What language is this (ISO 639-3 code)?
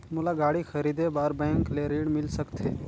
hne